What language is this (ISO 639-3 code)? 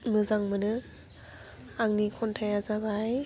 brx